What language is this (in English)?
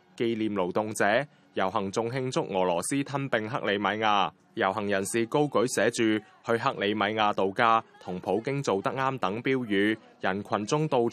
Chinese